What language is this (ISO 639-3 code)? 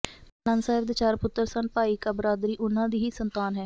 pan